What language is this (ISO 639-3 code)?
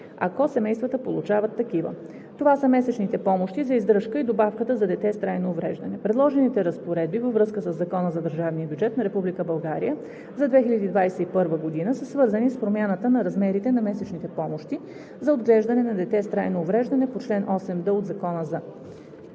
bul